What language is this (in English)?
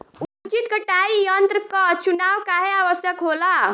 Bhojpuri